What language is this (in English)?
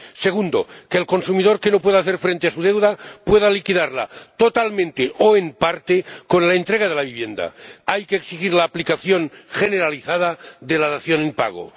Spanish